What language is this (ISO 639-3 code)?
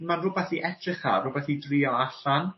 cym